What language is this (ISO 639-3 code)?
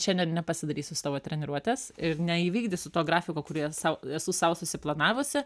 lit